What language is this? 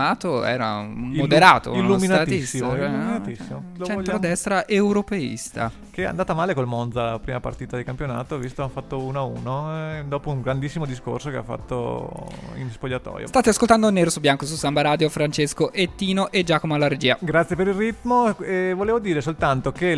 Italian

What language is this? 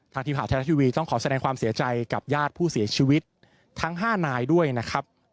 Thai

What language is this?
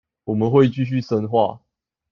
Chinese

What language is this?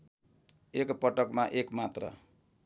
Nepali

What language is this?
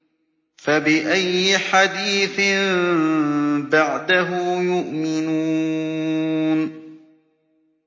Arabic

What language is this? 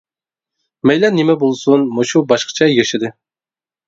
Uyghur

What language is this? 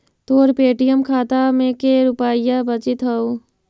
Magahi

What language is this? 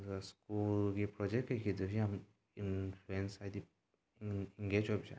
Manipuri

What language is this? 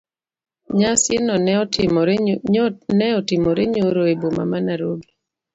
Luo (Kenya and Tanzania)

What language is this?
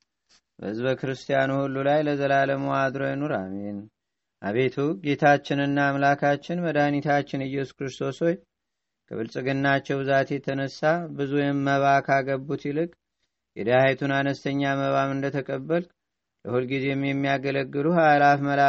Amharic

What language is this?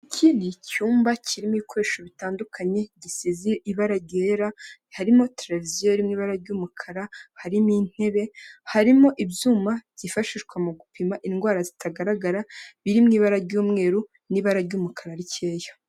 Kinyarwanda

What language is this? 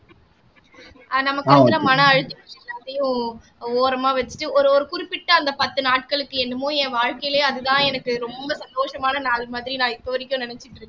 Tamil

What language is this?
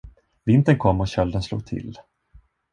Swedish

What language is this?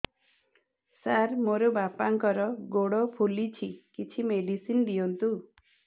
Odia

